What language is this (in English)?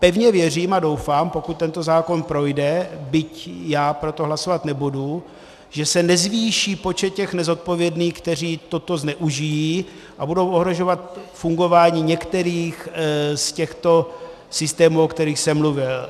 Czech